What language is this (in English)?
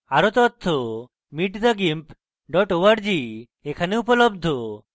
Bangla